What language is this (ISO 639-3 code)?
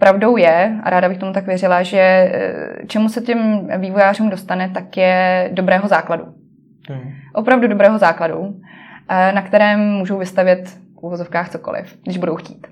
ces